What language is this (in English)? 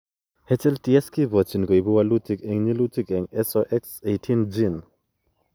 Kalenjin